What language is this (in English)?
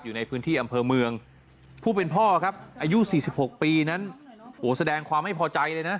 Thai